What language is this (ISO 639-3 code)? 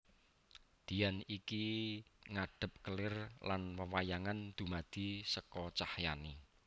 jav